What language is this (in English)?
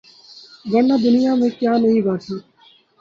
Urdu